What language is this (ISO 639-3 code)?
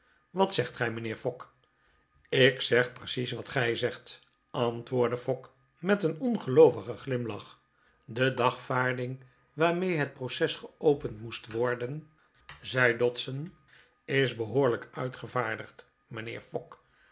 nld